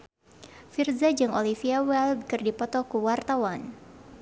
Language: Sundanese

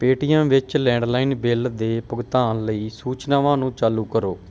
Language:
Punjabi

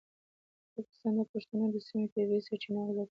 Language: Pashto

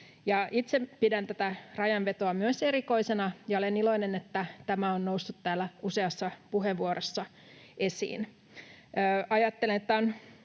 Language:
Finnish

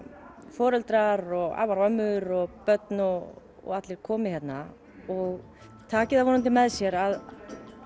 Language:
Icelandic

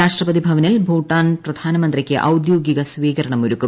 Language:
Malayalam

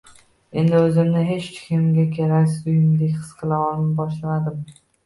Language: Uzbek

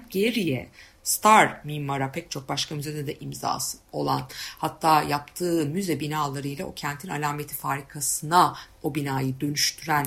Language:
Turkish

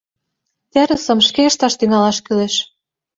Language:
Mari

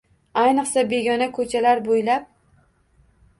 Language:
Uzbek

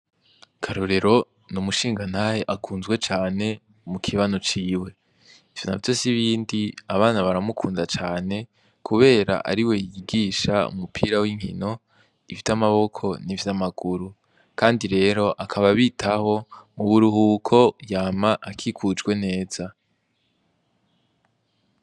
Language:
Rundi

